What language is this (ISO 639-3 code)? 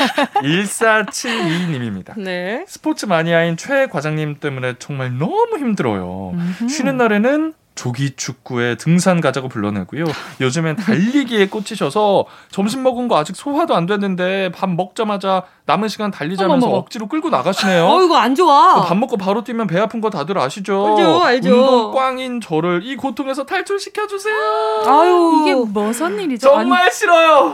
kor